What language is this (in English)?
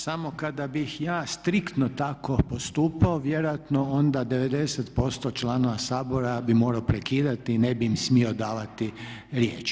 Croatian